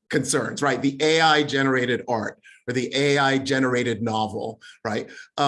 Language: English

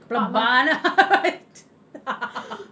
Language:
English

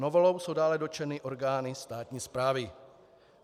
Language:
Czech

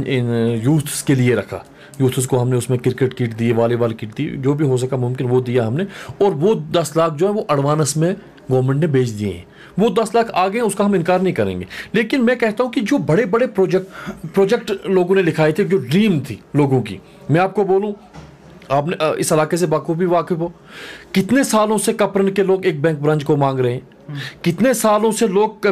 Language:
Hindi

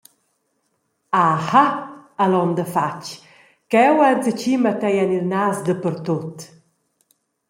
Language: Romansh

